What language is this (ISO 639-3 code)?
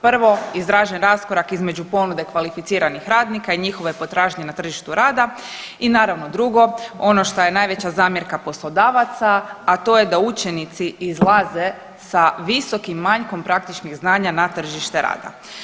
hrv